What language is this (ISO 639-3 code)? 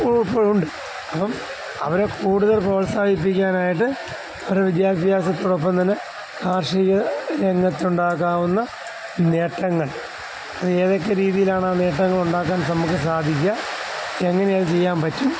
mal